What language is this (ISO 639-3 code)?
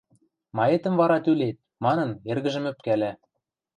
mrj